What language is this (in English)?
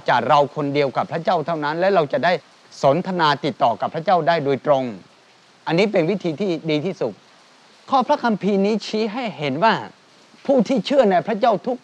Thai